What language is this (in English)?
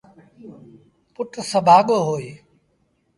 Sindhi Bhil